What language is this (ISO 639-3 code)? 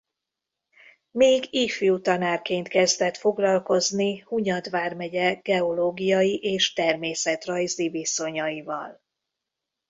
hun